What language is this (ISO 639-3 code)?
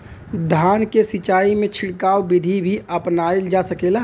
bho